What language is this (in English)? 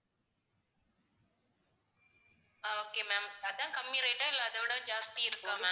Tamil